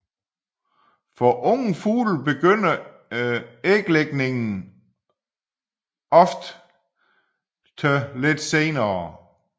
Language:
Danish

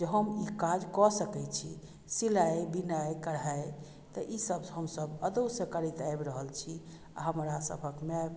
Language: Maithili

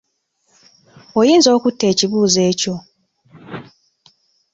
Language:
Ganda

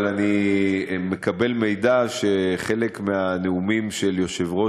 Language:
Hebrew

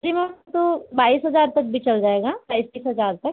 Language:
Hindi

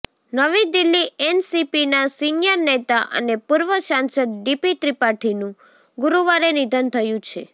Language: Gujarati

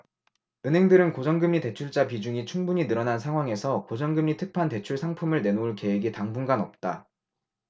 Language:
Korean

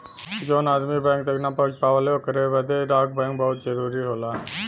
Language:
Bhojpuri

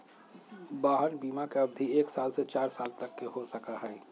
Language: Magahi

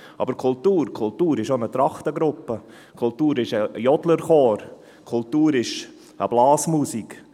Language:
Swiss German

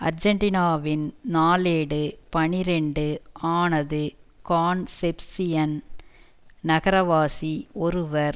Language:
Tamil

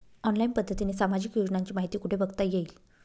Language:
Marathi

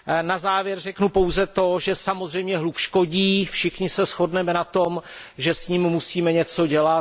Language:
Czech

